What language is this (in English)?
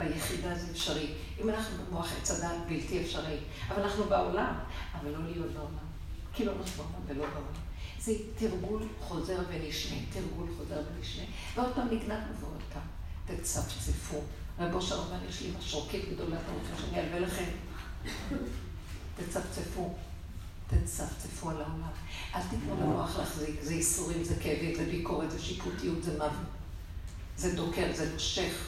Hebrew